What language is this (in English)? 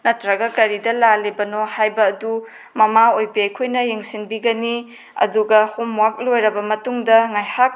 Manipuri